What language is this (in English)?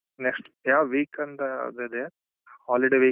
Kannada